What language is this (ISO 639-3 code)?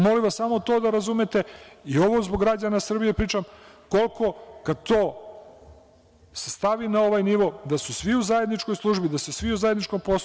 srp